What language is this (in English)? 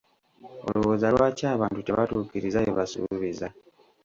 Ganda